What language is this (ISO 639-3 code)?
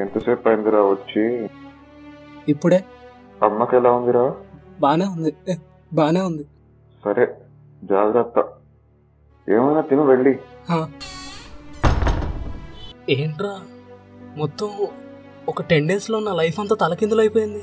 tel